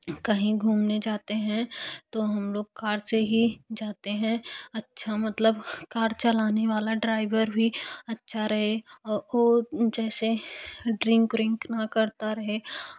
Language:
Hindi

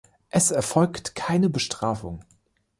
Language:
German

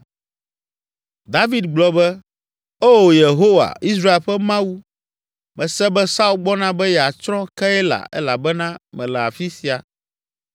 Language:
Ewe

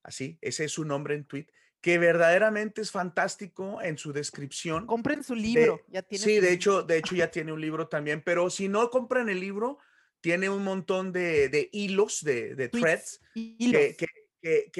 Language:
Spanish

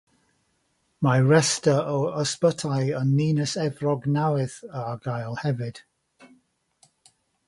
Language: Welsh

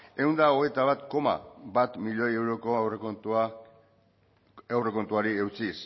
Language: Basque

